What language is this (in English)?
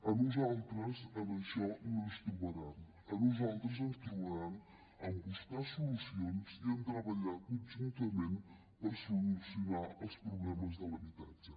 Catalan